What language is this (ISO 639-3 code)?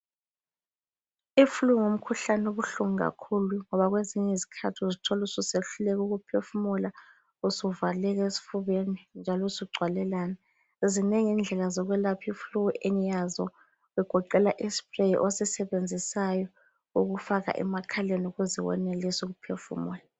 nde